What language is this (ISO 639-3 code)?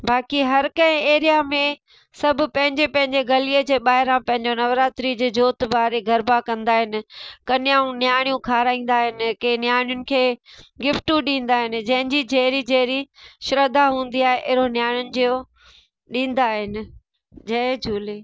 snd